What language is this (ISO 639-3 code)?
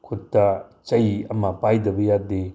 mni